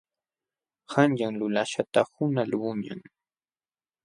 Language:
Jauja Wanca Quechua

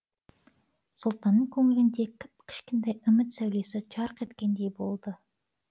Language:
Kazakh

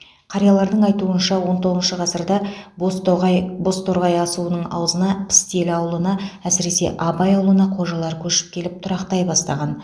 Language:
Kazakh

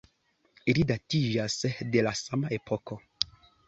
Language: Esperanto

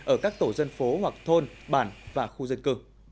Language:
Vietnamese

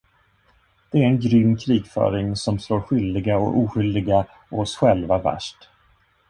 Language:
Swedish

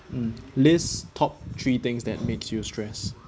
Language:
English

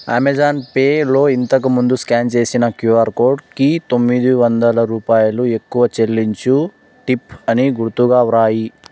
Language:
Telugu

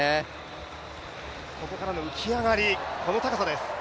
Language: Japanese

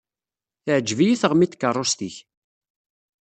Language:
Kabyle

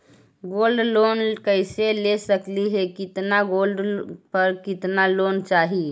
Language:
Magahi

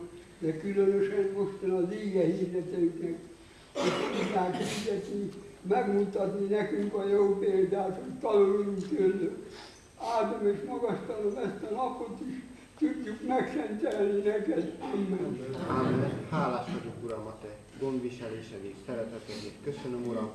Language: Hungarian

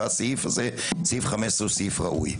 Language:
Hebrew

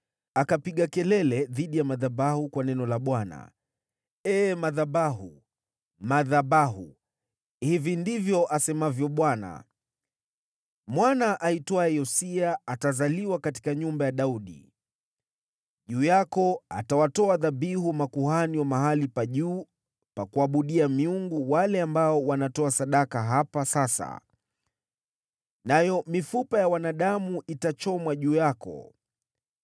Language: Swahili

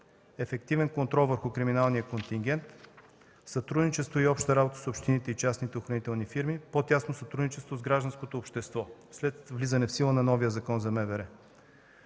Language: Bulgarian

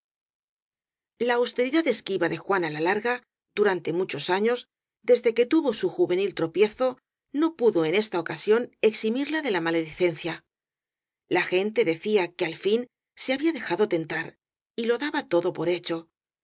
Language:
Spanish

